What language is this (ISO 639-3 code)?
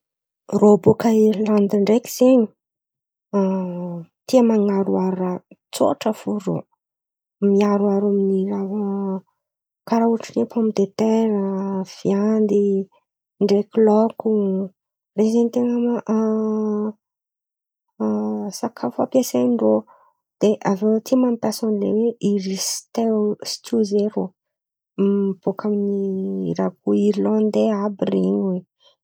xmv